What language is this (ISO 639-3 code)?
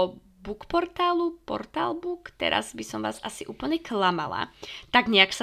slk